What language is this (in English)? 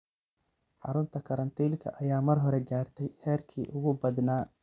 Somali